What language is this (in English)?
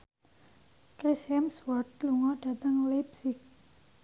Javanese